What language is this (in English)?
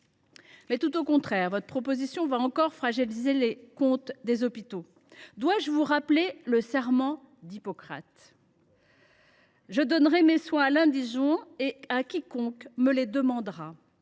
French